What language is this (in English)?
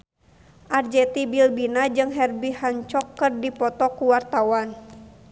Sundanese